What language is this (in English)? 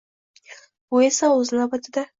Uzbek